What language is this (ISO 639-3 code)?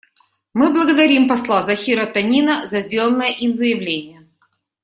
rus